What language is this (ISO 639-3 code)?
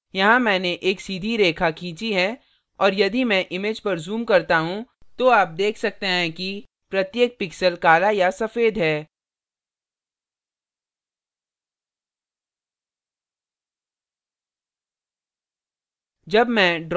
hin